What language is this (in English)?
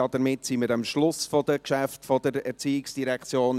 Swiss German